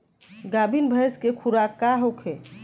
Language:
Bhojpuri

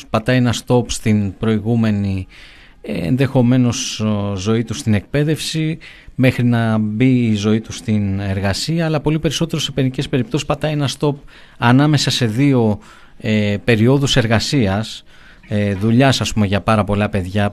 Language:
Greek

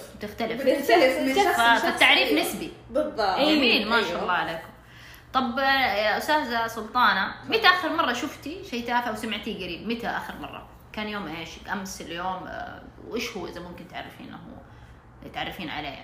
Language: Arabic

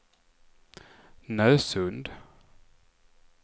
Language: Swedish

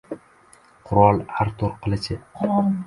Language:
Uzbek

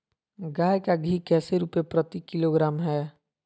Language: Magahi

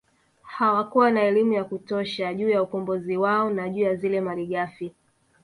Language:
Swahili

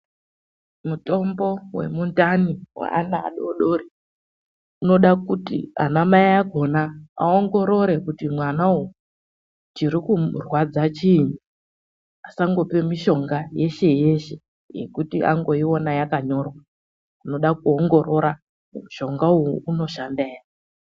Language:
Ndau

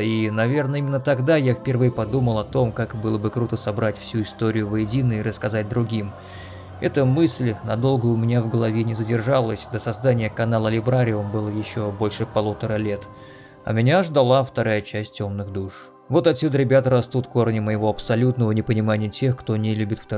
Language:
Russian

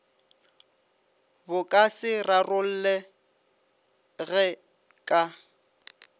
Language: Northern Sotho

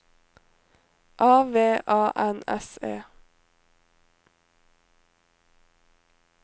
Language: Norwegian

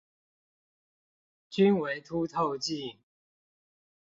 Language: Chinese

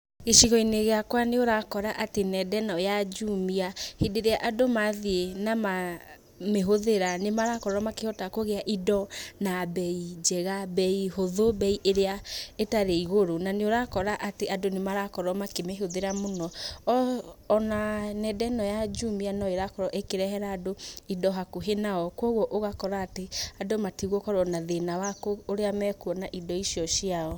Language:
Kikuyu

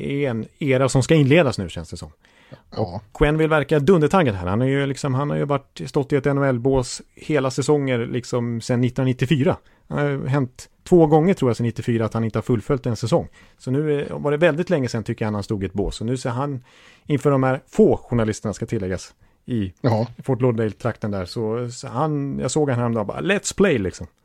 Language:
Swedish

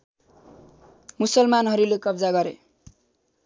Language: Nepali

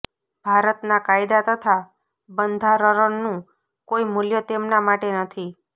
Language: Gujarati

